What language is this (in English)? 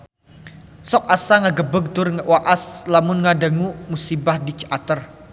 Sundanese